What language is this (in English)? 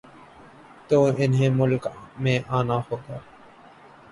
Urdu